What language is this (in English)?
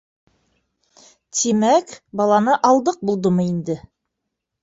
Bashkir